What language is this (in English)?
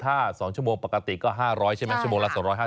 Thai